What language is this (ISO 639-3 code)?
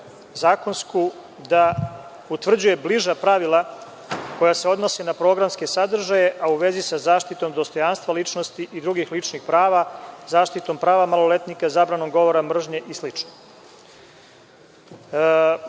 srp